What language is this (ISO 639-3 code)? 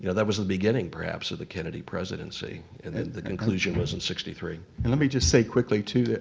eng